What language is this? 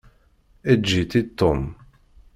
Kabyle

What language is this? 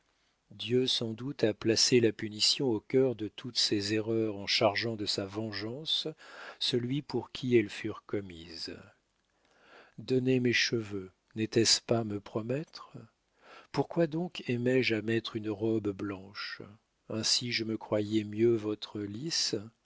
French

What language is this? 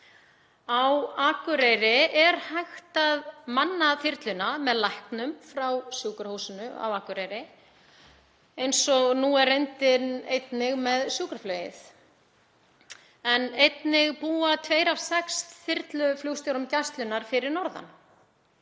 Icelandic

